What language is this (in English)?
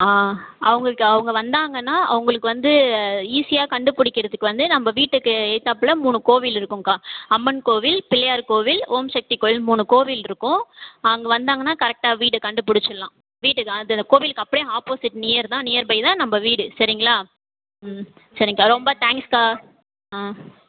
Tamil